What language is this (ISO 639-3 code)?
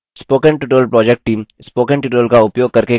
hin